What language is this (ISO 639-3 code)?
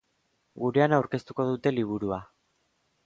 eus